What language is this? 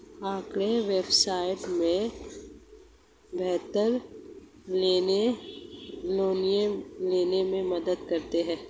Hindi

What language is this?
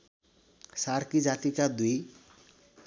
Nepali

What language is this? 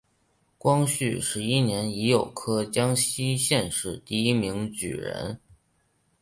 Chinese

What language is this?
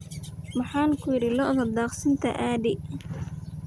Somali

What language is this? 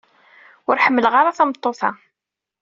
Kabyle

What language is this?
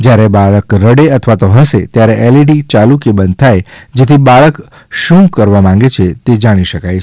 Gujarati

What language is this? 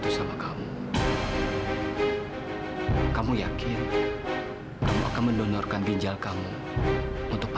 Indonesian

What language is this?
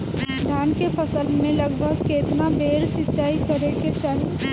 Bhojpuri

